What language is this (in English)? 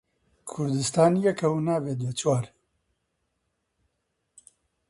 Central Kurdish